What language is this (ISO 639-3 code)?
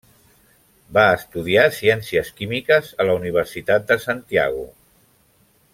cat